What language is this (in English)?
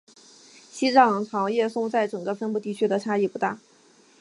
Chinese